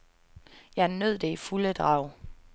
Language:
Danish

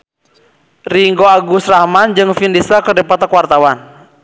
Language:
Sundanese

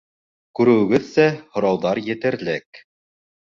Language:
Bashkir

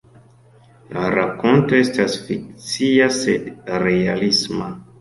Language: Esperanto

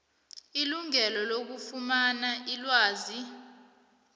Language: South Ndebele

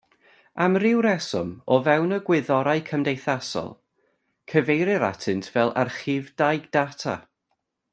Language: Welsh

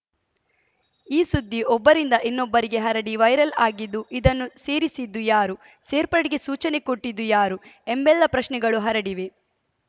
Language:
Kannada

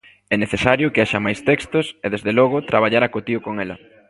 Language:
Galician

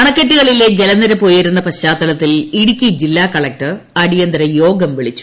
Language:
Malayalam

